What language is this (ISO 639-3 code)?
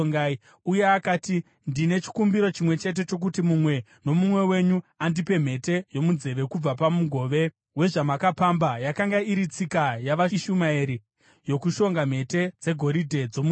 sna